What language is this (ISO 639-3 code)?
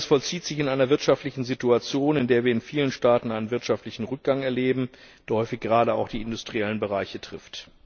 deu